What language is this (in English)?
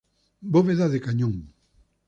Spanish